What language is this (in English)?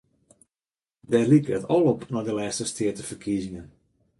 Western Frisian